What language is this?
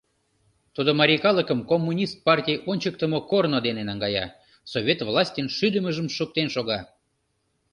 Mari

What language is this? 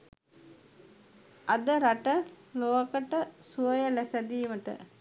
Sinhala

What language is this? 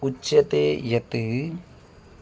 Sanskrit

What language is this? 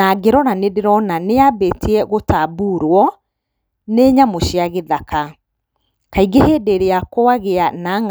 Kikuyu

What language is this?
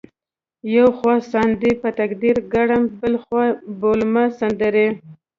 Pashto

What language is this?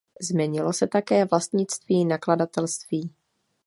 Czech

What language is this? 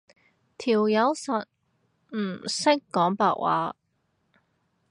Cantonese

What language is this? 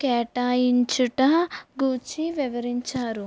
Telugu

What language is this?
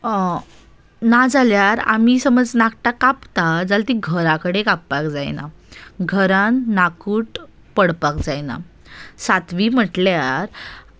Konkani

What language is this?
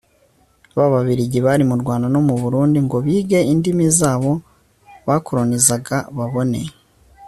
Kinyarwanda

